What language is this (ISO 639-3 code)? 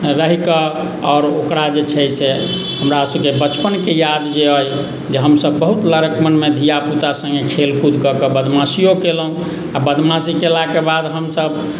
mai